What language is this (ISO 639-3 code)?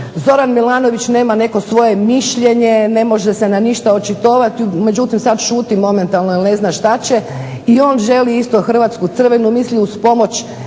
hrv